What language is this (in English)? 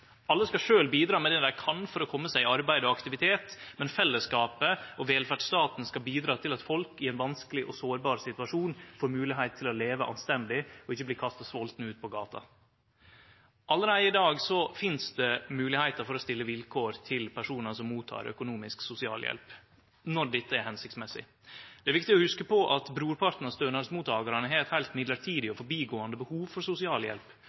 Norwegian Nynorsk